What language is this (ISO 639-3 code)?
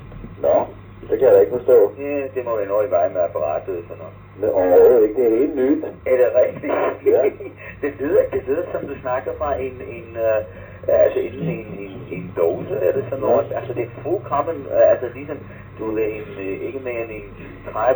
dan